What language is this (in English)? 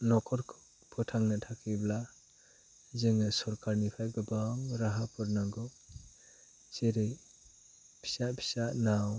Bodo